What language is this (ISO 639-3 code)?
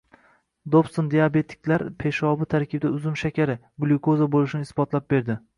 uzb